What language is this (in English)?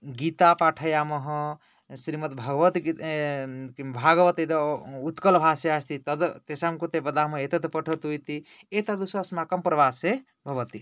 Sanskrit